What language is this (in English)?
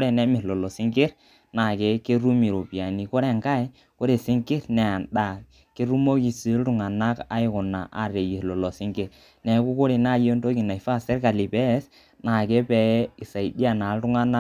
Masai